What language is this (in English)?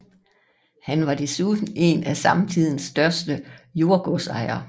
Danish